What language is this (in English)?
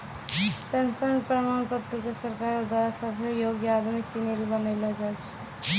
Maithili